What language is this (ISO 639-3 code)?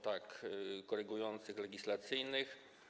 pol